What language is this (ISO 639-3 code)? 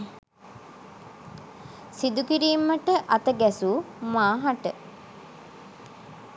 sin